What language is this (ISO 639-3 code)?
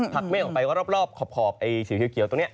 tha